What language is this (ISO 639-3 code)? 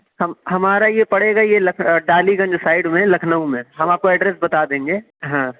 urd